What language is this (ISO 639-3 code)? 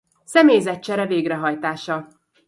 hun